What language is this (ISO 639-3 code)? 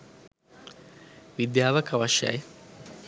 sin